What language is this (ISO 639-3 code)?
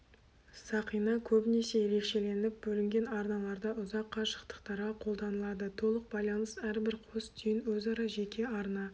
kaz